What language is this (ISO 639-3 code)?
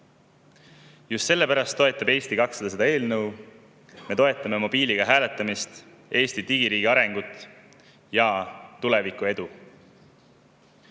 est